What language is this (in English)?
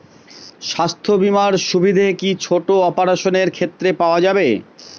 Bangla